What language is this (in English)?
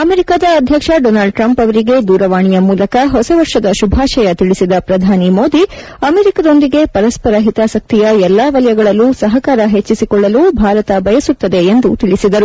Kannada